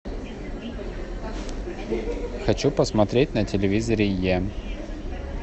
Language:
Russian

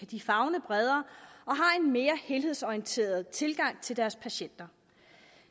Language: Danish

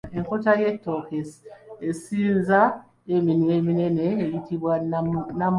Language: Ganda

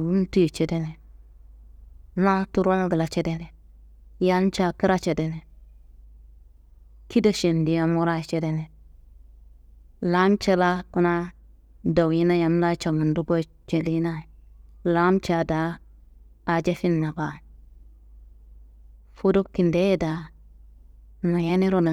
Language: Kanembu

